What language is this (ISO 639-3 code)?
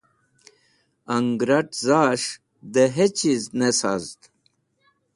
wbl